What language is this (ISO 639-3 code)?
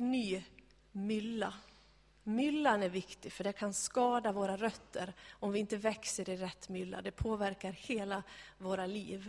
swe